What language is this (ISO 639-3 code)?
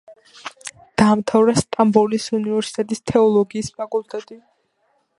kat